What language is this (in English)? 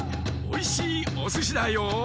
Japanese